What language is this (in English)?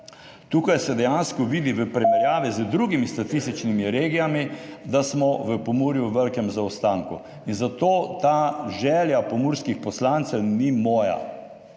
Slovenian